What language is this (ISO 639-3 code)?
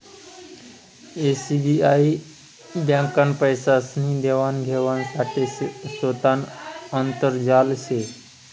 mar